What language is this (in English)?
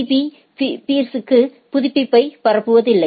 Tamil